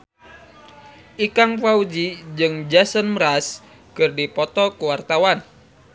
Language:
Sundanese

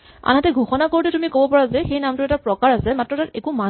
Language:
Assamese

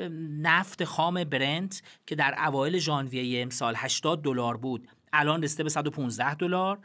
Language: Persian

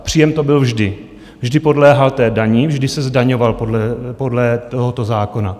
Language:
Czech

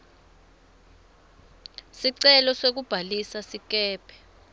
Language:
Swati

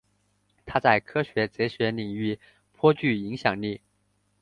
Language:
Chinese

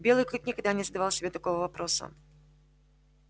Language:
Russian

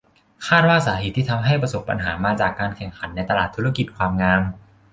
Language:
Thai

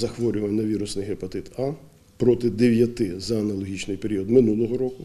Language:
Ukrainian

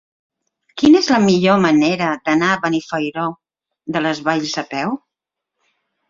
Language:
Catalan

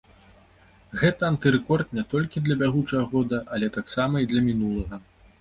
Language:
Belarusian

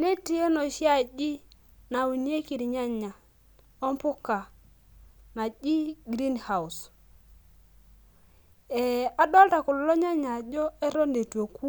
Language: Masai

